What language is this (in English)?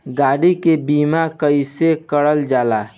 Bhojpuri